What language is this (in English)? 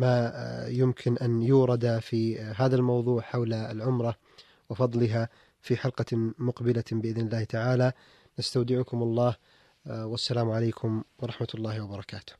Arabic